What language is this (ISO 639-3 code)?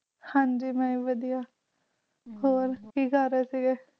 pan